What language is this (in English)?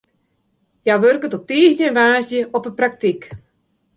Western Frisian